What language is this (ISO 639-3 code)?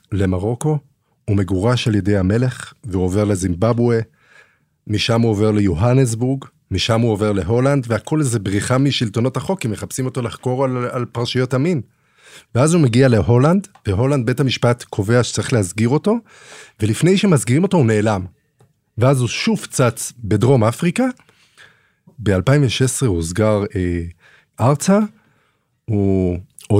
heb